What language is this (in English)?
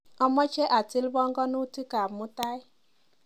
Kalenjin